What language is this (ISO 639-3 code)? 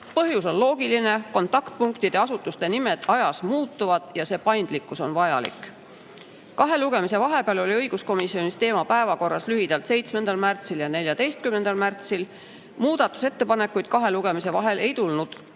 est